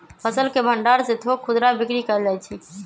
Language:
Magahi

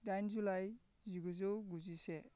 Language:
Bodo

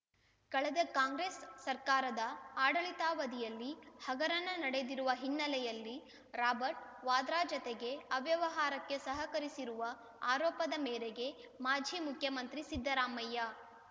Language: Kannada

